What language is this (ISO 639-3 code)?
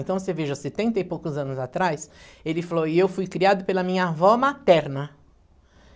por